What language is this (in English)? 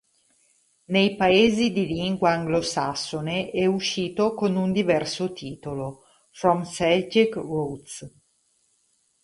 Italian